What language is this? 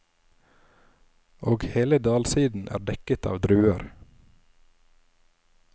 Norwegian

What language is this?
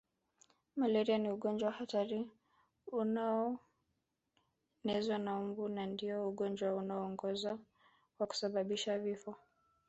Swahili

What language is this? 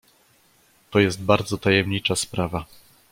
Polish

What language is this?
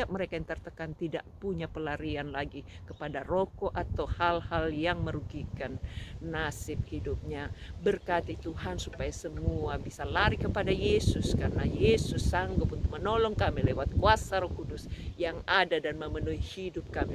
Indonesian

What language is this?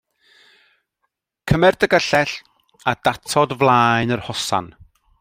Welsh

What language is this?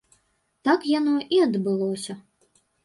Belarusian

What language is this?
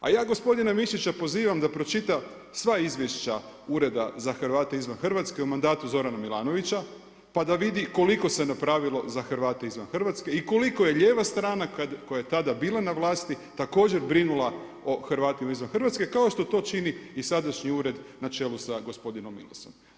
Croatian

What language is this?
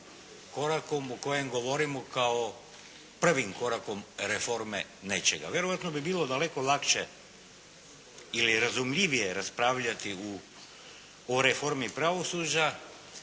Croatian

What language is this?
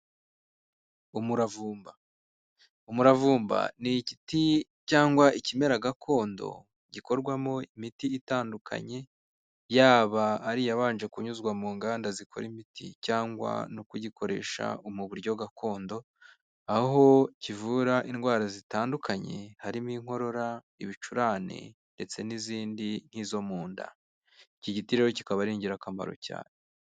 Kinyarwanda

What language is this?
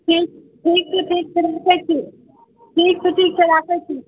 Maithili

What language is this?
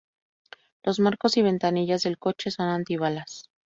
Spanish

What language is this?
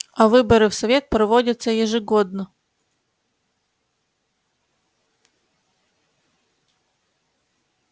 Russian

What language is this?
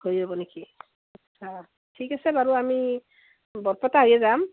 Assamese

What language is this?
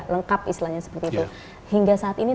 Indonesian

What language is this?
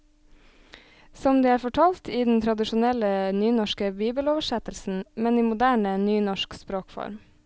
Norwegian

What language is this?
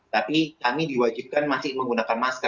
Indonesian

